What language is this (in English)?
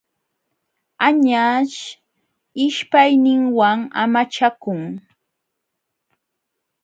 Jauja Wanca Quechua